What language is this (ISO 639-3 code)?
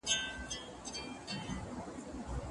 pus